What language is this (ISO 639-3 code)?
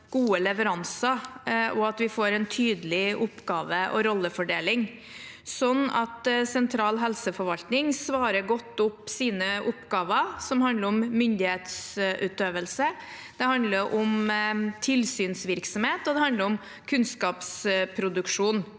nor